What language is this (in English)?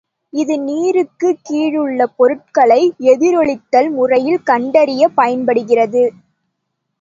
Tamil